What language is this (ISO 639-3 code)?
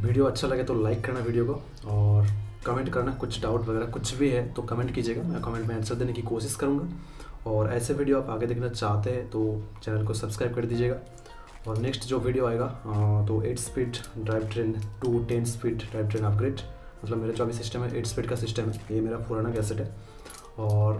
hin